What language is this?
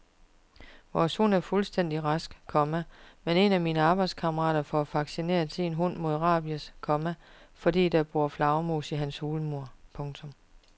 Danish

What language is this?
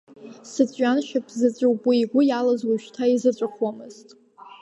Abkhazian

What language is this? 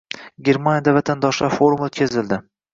Uzbek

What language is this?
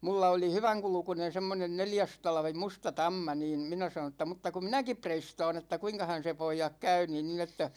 Finnish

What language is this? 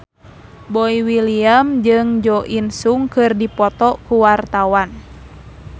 Sundanese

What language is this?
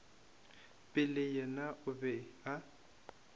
Northern Sotho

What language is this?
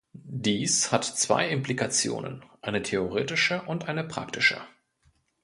German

